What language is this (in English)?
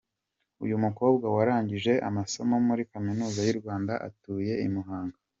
Kinyarwanda